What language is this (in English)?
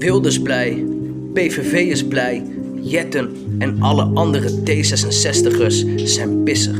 Dutch